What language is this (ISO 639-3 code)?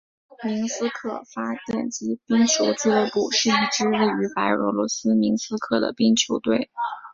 zho